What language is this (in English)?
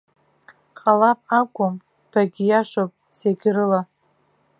Abkhazian